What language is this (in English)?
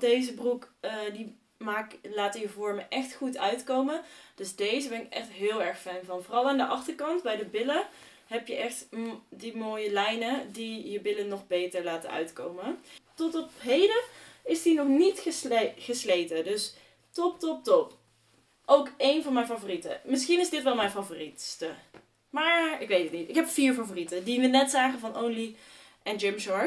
Dutch